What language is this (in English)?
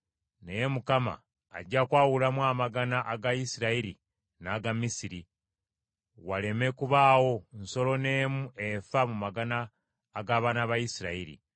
Ganda